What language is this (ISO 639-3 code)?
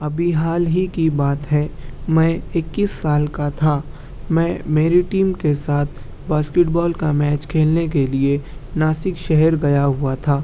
urd